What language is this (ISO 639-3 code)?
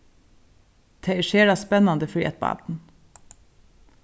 fao